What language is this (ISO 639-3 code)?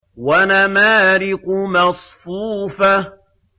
ara